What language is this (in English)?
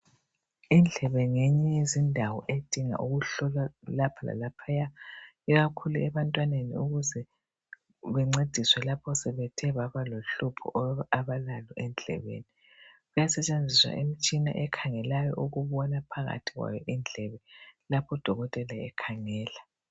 North Ndebele